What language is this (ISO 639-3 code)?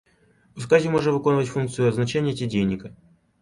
bel